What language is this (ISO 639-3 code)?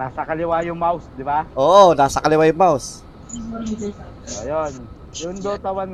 fil